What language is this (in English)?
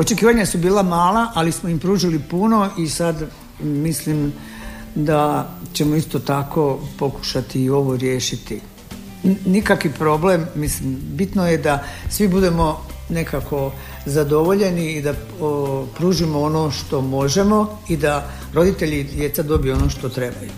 Croatian